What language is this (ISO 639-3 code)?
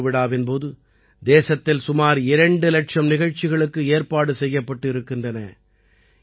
tam